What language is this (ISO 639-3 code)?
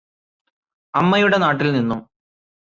mal